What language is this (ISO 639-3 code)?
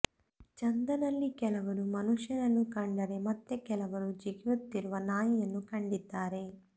kan